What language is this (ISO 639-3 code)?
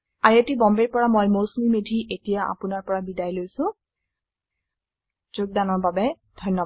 asm